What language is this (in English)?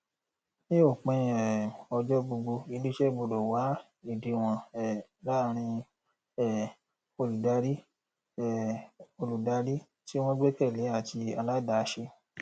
Yoruba